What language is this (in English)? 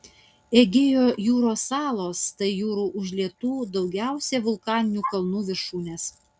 Lithuanian